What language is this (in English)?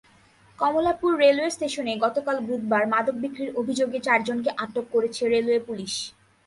Bangla